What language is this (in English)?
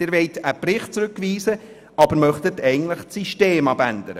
Swiss German